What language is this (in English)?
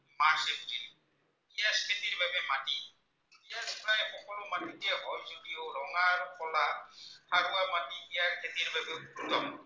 Assamese